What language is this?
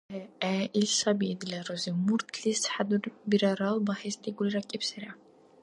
Dargwa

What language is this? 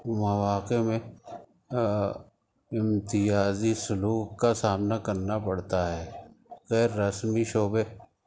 Urdu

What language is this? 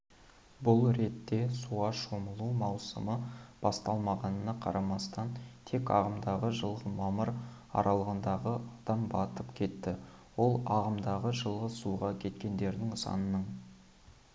Kazakh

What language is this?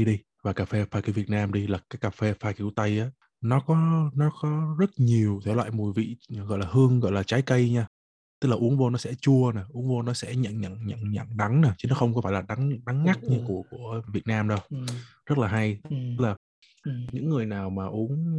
Vietnamese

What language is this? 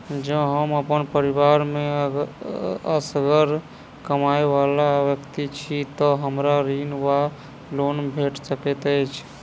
Maithili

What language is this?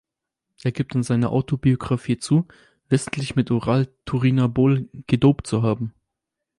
German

